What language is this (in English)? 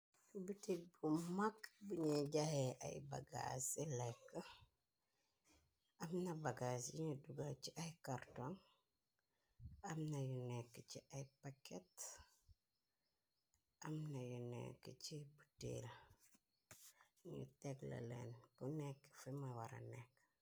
Wolof